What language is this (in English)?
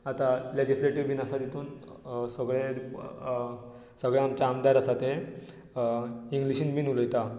Konkani